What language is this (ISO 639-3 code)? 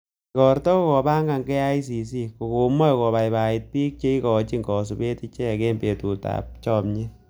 kln